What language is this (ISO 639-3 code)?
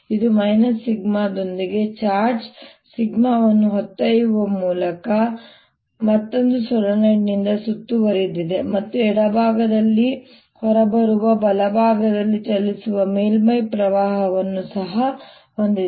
kan